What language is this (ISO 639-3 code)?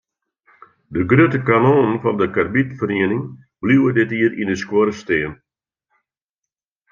fry